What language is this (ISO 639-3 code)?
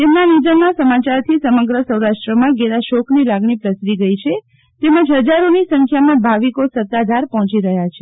guj